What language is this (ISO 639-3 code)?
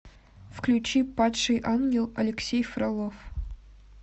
rus